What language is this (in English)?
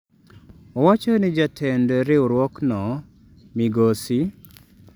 Luo (Kenya and Tanzania)